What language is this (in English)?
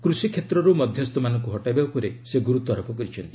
Odia